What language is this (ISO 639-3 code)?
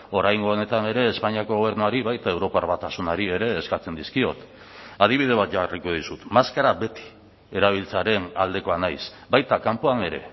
eus